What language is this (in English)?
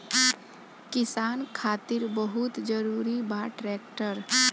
Bhojpuri